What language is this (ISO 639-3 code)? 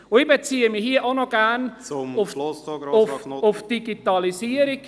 gsw